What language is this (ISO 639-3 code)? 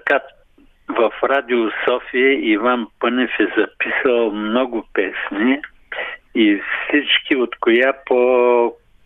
bul